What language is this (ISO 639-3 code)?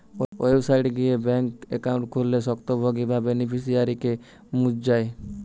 ben